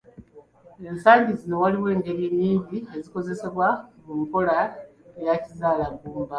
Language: Ganda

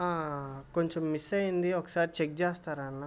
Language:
Telugu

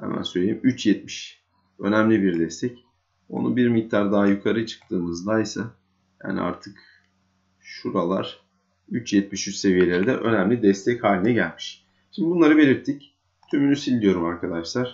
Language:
Turkish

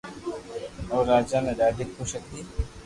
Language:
Loarki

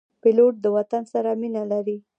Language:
Pashto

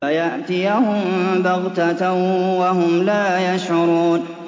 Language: Arabic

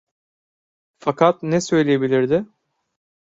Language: Turkish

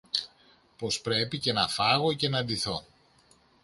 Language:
Greek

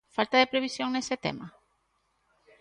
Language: Galician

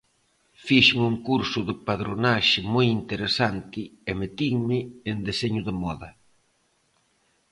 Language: Galician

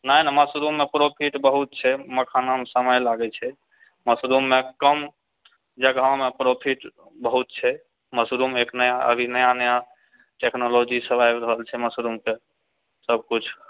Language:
Maithili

